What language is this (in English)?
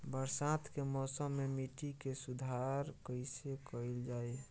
Bhojpuri